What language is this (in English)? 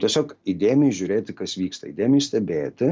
Lithuanian